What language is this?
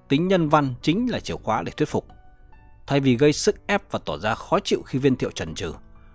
Vietnamese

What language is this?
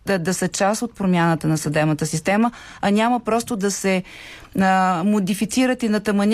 Bulgarian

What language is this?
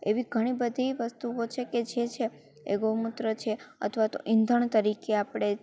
Gujarati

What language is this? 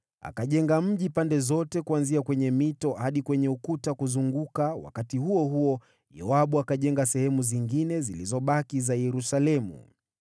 Swahili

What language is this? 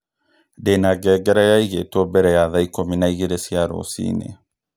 Kikuyu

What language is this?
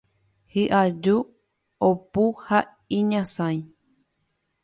Guarani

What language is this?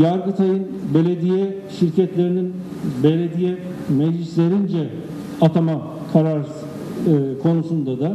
Turkish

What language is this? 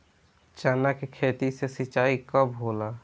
Bhojpuri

